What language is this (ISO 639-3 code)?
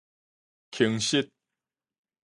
nan